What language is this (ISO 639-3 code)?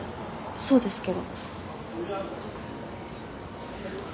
jpn